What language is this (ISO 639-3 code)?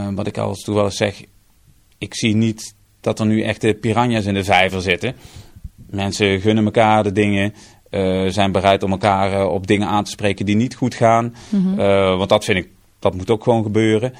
nld